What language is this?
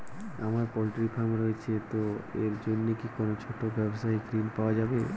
Bangla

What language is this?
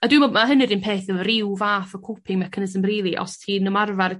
Welsh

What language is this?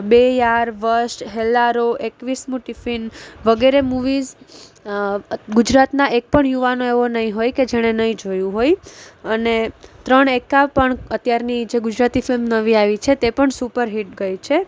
Gujarati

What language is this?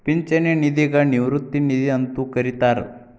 Kannada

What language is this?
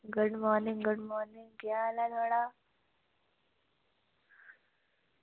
Dogri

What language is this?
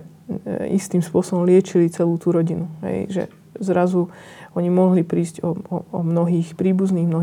Slovak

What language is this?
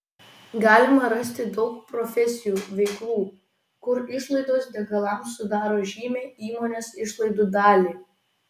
Lithuanian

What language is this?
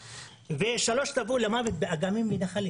Hebrew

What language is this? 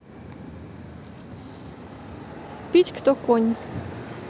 Russian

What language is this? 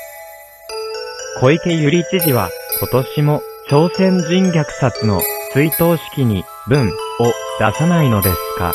Japanese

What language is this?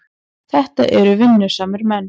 Icelandic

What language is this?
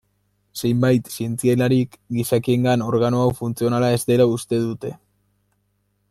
Basque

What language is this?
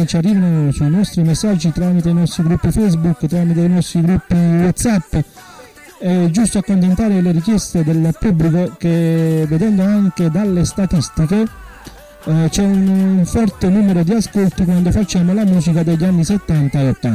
Italian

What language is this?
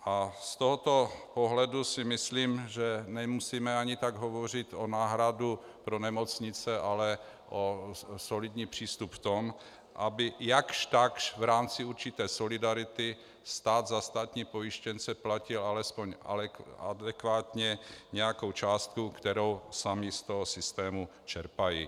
Czech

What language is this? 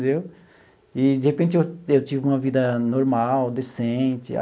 Portuguese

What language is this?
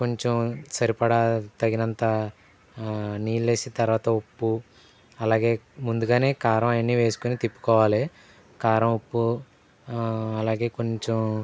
Telugu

